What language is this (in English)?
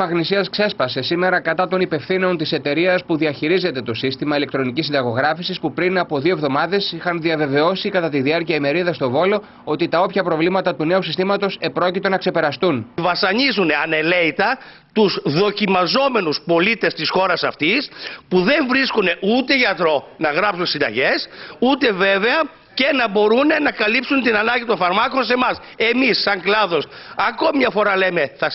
Greek